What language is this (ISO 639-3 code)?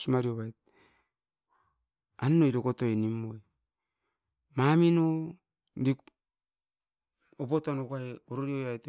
eiv